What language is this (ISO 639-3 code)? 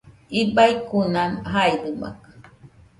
hux